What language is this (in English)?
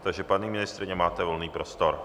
Czech